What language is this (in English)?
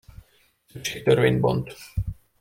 Hungarian